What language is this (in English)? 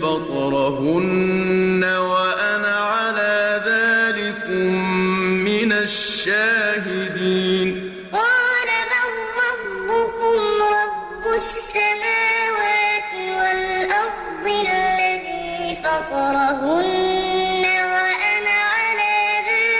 Arabic